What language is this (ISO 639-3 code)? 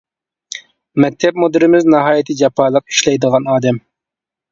uig